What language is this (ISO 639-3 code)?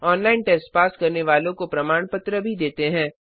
hin